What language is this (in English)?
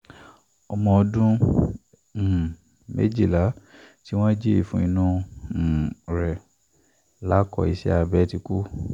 Yoruba